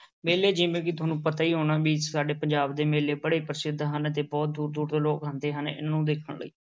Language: Punjabi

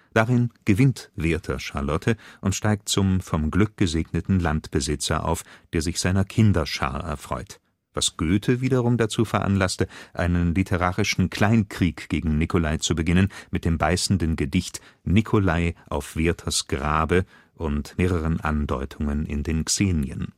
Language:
German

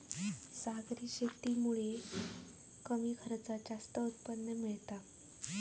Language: Marathi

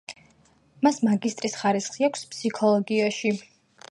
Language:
Georgian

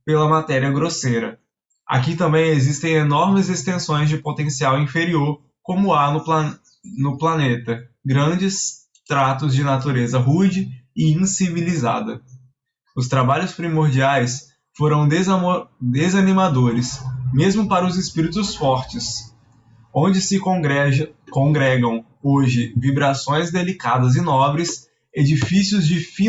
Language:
Portuguese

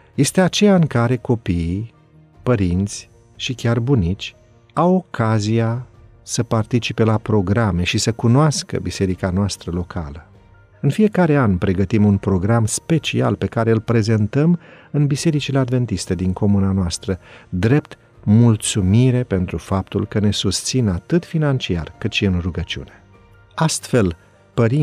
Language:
Romanian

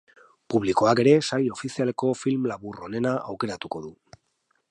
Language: Basque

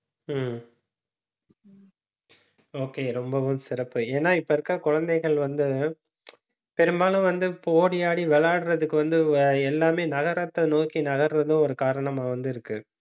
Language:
Tamil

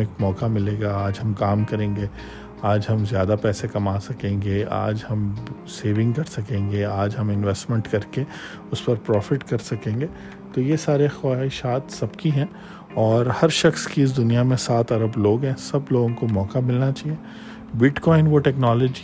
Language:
Urdu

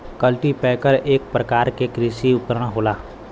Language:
Bhojpuri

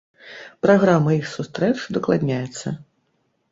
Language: Belarusian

